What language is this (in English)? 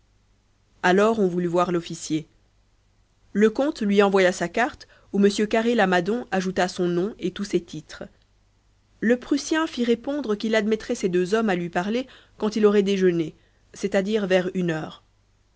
French